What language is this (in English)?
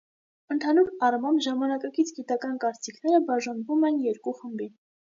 Armenian